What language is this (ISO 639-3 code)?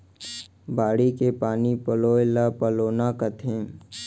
hne